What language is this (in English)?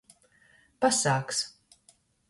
Latgalian